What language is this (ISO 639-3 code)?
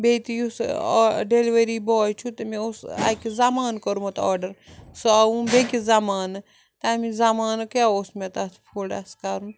kas